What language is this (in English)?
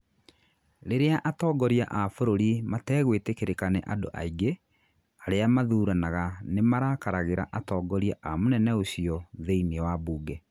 Kikuyu